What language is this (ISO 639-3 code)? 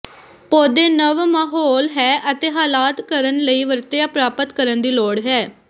pan